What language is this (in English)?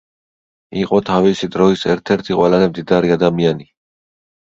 Georgian